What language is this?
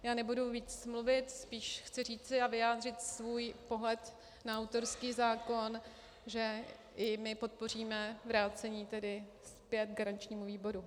Czech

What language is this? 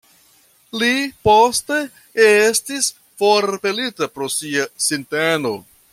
Esperanto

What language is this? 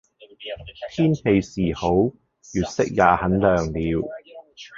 Cantonese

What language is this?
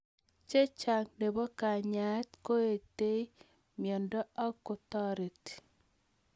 Kalenjin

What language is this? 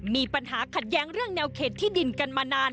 Thai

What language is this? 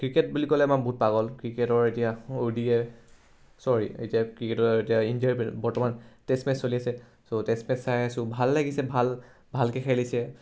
Assamese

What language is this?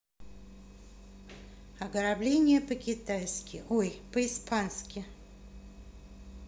Russian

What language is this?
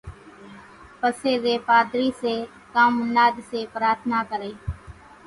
Kachi Koli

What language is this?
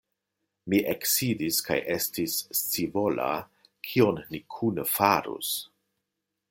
Esperanto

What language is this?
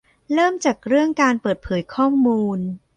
Thai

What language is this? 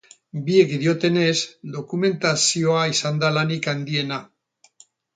Basque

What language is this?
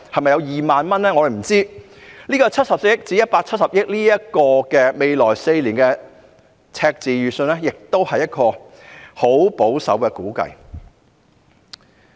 Cantonese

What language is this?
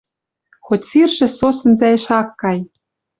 Western Mari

